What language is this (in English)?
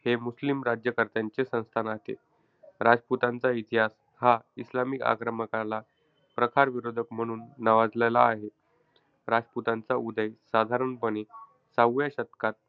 Marathi